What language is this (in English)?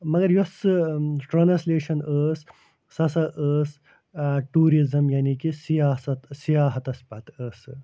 Kashmiri